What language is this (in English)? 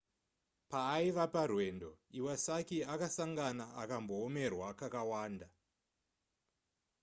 Shona